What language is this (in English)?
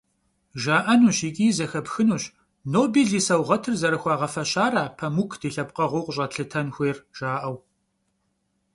Kabardian